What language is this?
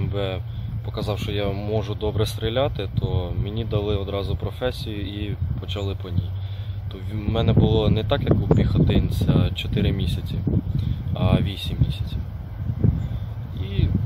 Ukrainian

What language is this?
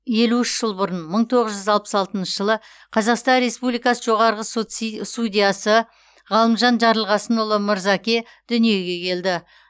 Kazakh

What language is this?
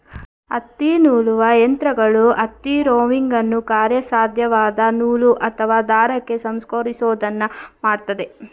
Kannada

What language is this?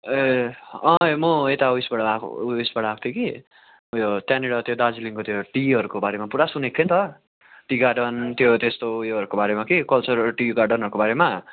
Nepali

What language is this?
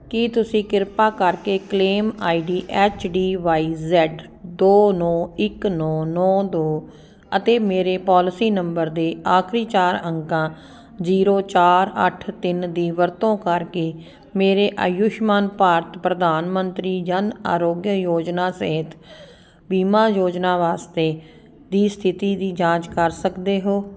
Punjabi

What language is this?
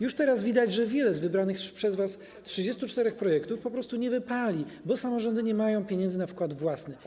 Polish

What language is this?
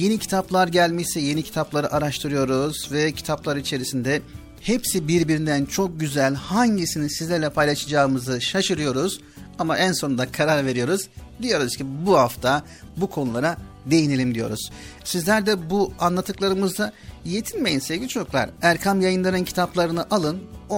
Turkish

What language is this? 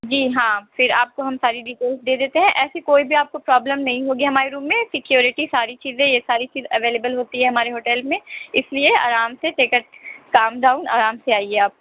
Urdu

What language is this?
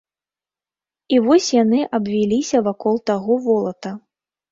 Belarusian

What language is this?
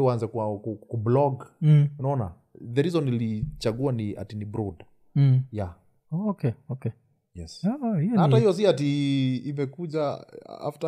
Swahili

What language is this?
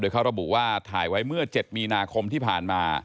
Thai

